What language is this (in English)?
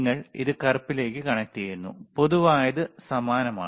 Malayalam